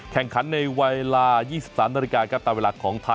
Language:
Thai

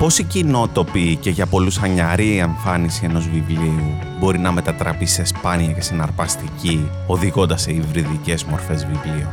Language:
Greek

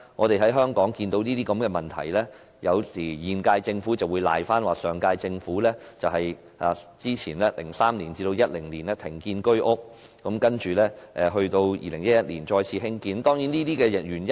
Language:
Cantonese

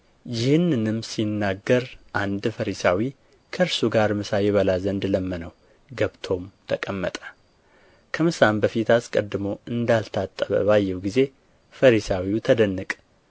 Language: Amharic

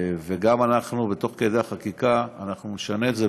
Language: Hebrew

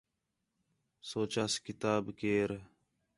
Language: Khetrani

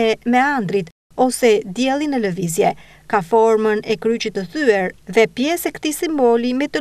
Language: Romanian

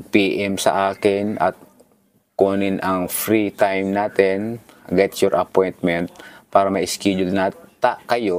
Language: Filipino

